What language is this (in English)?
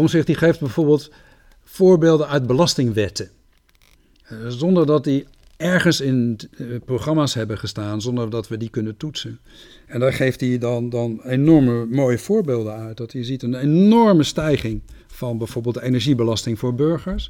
Dutch